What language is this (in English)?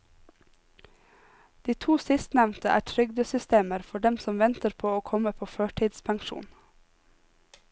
Norwegian